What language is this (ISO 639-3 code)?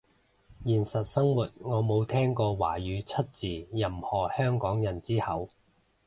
yue